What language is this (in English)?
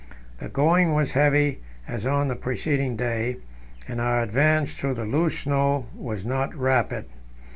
English